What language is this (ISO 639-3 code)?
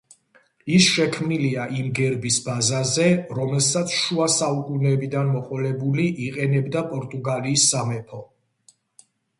kat